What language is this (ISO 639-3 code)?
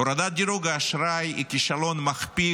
heb